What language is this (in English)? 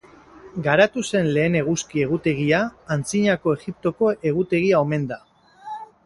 Basque